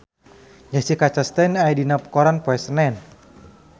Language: Sundanese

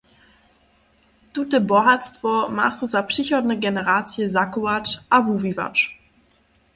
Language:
Upper Sorbian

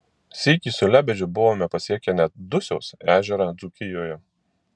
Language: Lithuanian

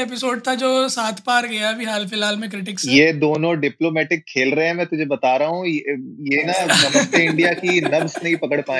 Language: Hindi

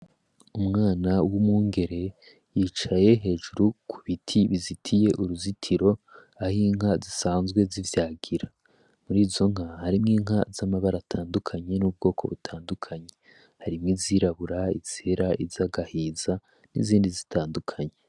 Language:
Rundi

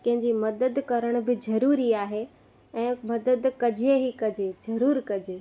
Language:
Sindhi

